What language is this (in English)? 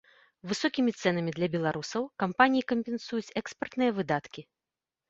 Belarusian